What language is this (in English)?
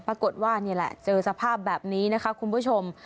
Thai